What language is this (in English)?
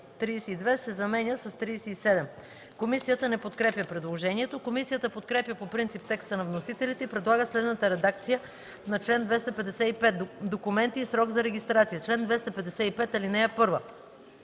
Bulgarian